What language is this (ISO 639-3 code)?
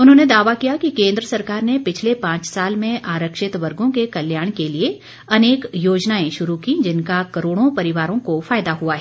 hin